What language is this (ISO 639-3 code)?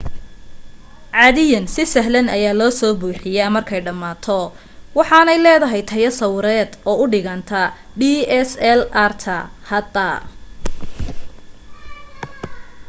som